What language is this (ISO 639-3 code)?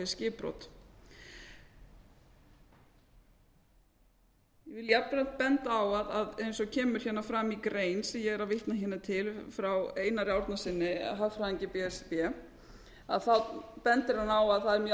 isl